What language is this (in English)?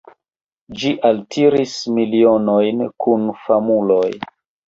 Esperanto